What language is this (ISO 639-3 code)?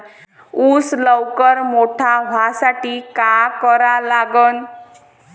mar